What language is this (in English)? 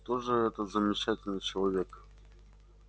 Russian